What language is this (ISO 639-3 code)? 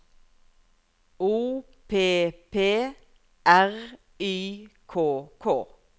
nor